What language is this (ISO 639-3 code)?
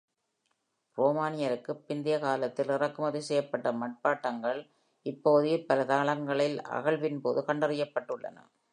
tam